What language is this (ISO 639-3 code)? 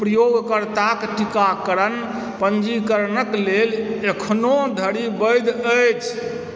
mai